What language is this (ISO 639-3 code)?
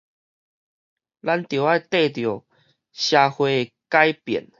nan